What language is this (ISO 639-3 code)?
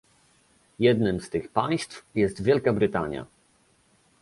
pol